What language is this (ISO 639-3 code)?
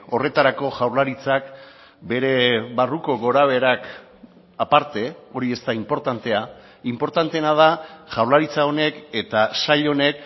eus